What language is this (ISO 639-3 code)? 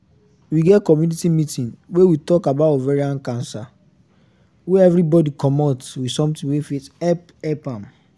pcm